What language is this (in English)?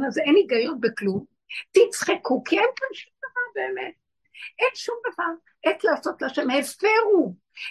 Hebrew